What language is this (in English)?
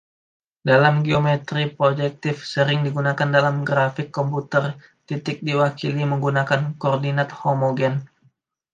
Indonesian